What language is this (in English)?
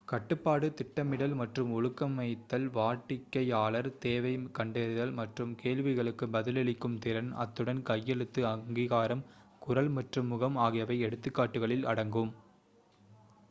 Tamil